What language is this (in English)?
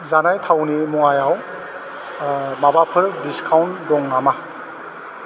Bodo